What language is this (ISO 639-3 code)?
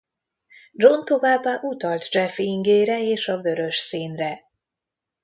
hun